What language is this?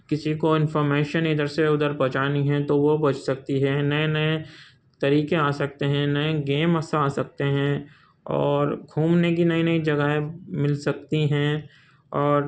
Urdu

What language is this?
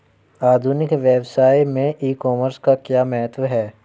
Hindi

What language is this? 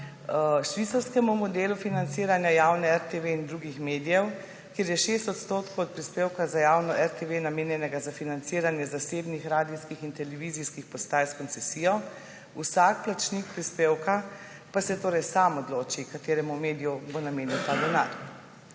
Slovenian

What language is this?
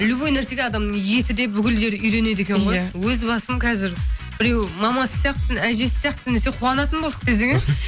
Kazakh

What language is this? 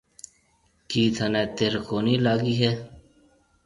Marwari (Pakistan)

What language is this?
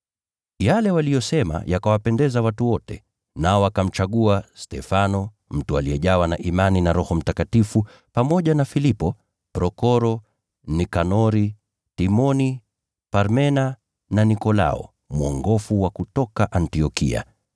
Swahili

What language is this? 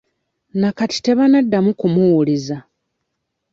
Ganda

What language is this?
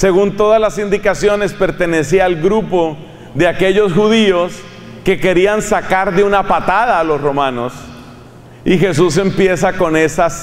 Spanish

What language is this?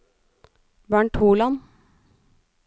Norwegian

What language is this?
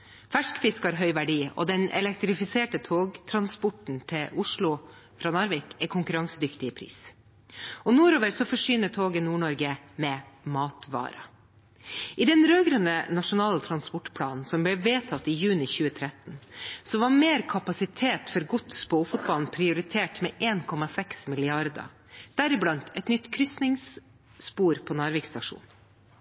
Norwegian Nynorsk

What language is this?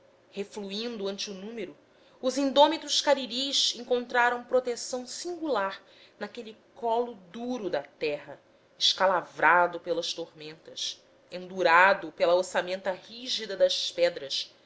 Portuguese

